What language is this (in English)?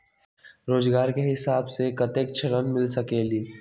Magahi